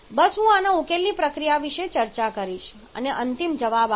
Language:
Gujarati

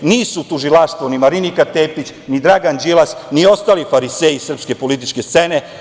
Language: Serbian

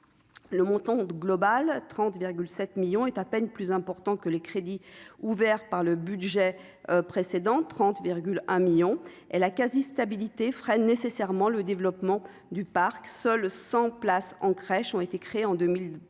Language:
French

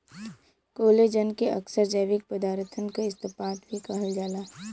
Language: Bhojpuri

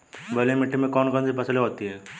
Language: Hindi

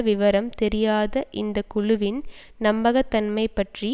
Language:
Tamil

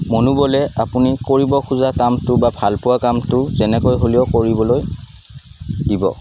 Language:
Assamese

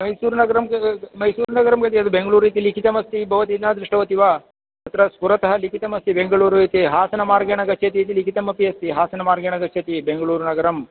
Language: Sanskrit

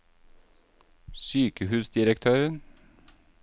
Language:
Norwegian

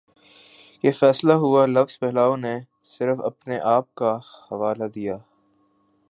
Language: Urdu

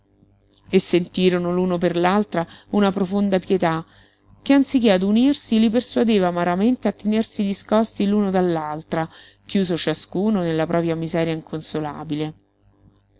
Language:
Italian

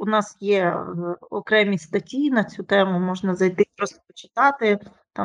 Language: Ukrainian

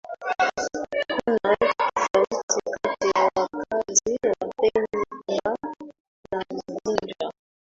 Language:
Swahili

